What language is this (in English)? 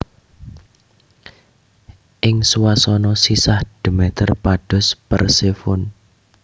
Javanese